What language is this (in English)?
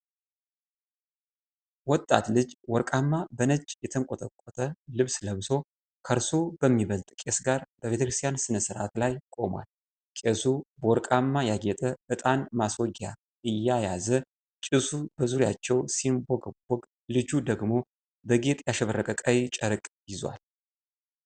Amharic